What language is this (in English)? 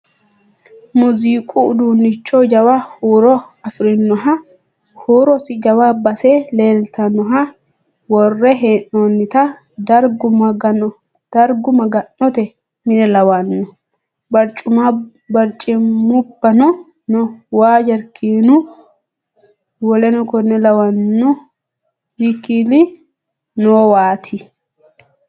Sidamo